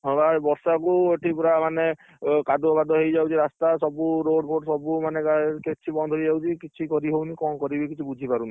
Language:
Odia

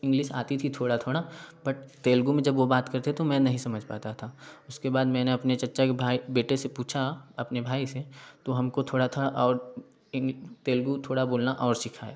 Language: Hindi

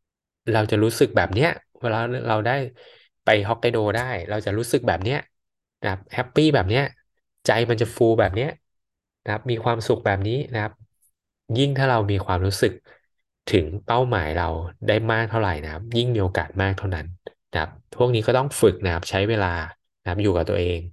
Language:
Thai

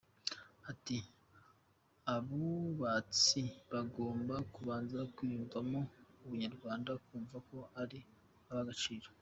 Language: Kinyarwanda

